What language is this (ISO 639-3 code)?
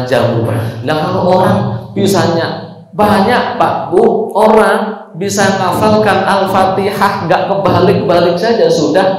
ind